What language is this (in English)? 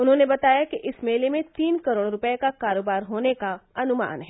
Hindi